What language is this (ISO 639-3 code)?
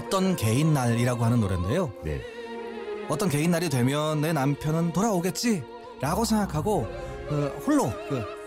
kor